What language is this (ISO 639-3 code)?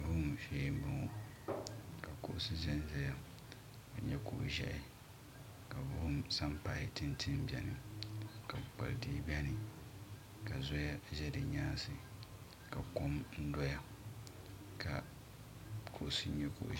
dag